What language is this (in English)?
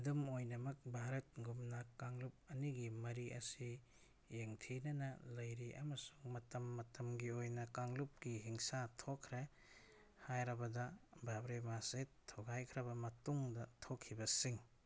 Manipuri